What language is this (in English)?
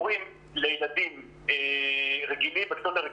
Hebrew